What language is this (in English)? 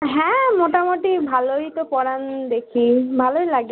Bangla